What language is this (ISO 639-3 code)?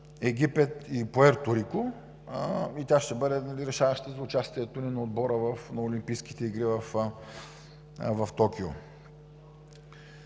bul